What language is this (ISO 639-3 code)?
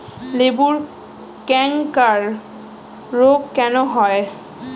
ben